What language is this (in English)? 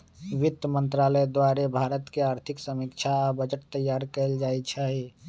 Magahi